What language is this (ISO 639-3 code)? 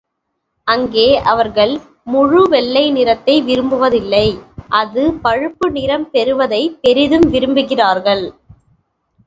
tam